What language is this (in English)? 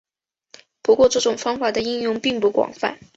Chinese